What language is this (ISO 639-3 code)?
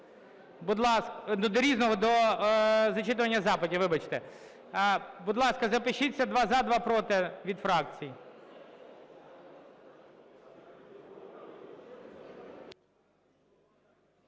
ukr